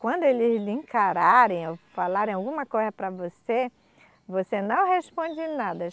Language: Portuguese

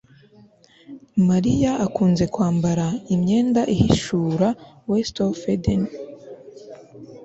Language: Kinyarwanda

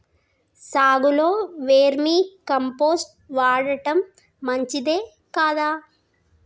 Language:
Telugu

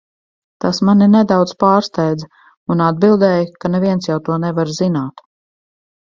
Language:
Latvian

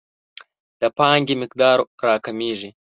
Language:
Pashto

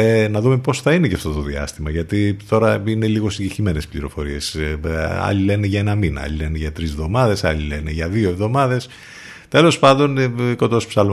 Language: Greek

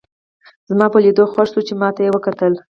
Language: Pashto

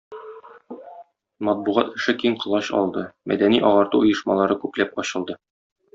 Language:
Tatar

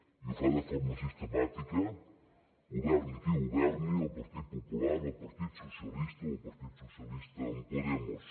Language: Catalan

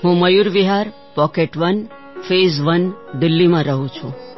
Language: Gujarati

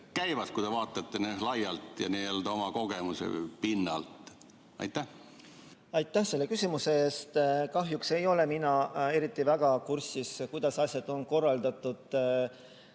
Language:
Estonian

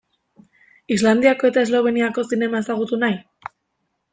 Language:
Basque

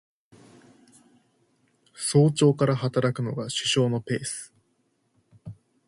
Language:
Japanese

